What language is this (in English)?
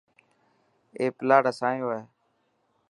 Dhatki